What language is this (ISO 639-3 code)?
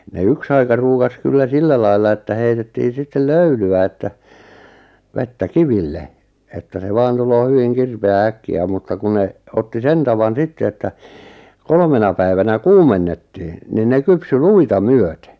fin